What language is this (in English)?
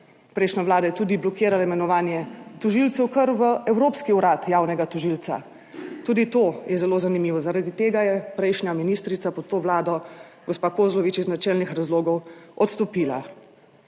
Slovenian